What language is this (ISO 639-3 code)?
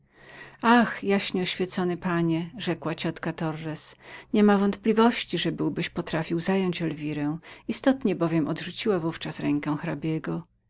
pol